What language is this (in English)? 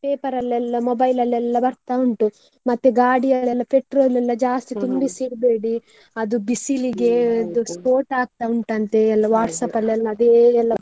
Kannada